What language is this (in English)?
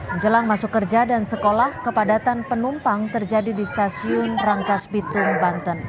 Indonesian